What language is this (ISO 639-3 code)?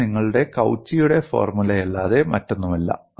mal